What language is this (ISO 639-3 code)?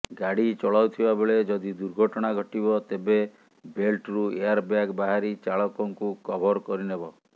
ori